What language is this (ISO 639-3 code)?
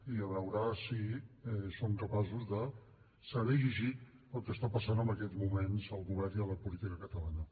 cat